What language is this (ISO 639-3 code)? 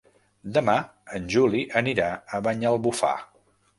cat